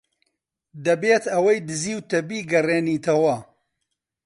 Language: Central Kurdish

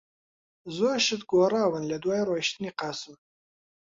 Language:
Central Kurdish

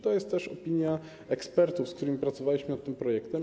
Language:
Polish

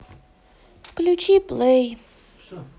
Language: Russian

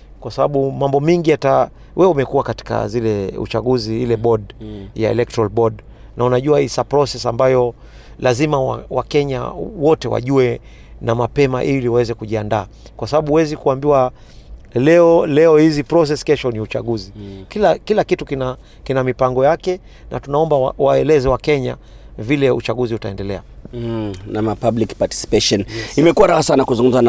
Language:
Swahili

